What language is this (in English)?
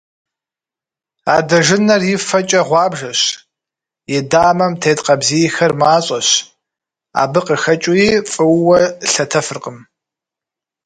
Kabardian